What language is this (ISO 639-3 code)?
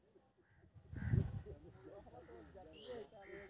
mai